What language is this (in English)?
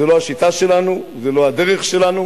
Hebrew